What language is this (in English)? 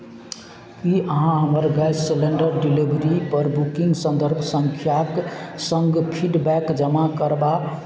Maithili